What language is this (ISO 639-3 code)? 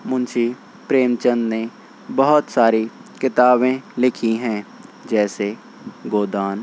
urd